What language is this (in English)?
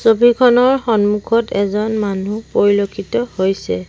Assamese